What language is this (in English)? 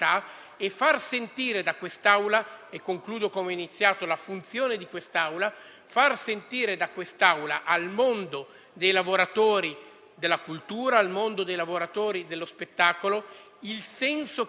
Italian